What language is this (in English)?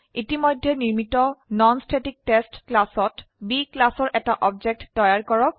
Assamese